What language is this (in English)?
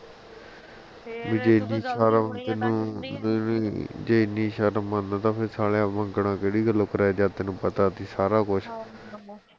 Punjabi